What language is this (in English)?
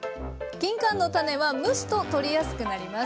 Japanese